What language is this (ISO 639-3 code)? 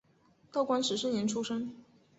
zho